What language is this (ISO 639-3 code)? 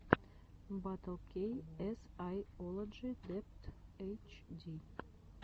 rus